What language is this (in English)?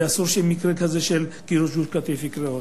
Hebrew